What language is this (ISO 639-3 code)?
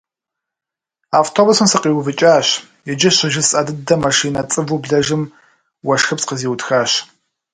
kbd